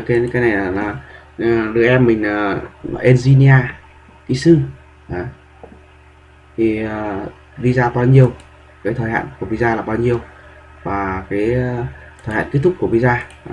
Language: Vietnamese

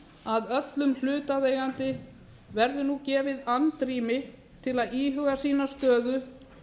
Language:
Icelandic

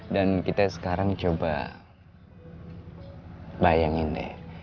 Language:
Indonesian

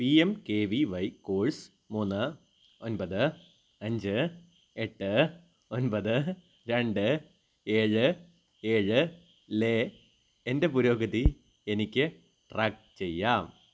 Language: Malayalam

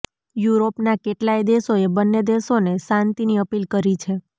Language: Gujarati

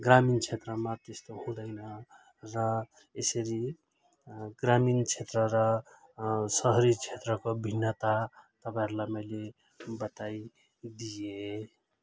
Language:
Nepali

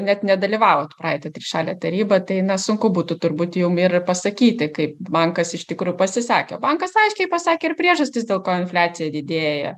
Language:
Lithuanian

